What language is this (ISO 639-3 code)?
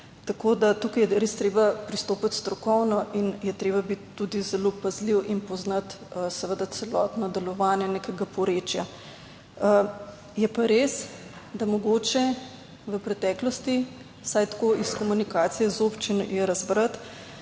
slv